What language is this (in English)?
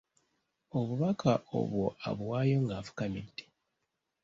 Ganda